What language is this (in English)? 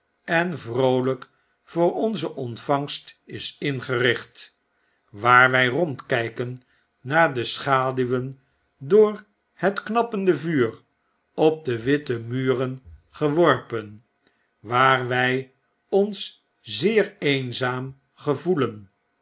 Dutch